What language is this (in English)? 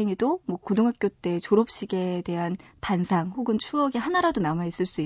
Korean